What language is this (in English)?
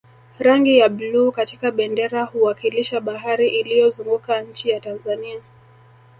Swahili